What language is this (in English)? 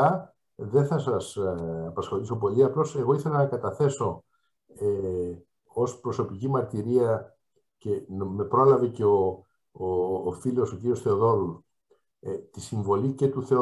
Greek